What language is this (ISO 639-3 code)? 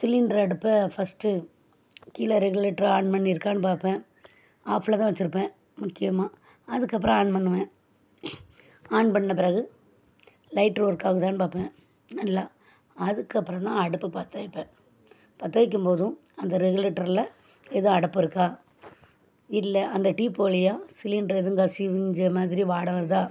tam